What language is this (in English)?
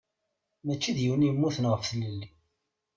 Kabyle